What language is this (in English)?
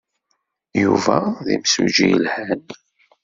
Kabyle